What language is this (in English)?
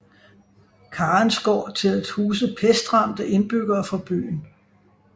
Danish